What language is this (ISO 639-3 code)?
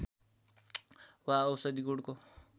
nep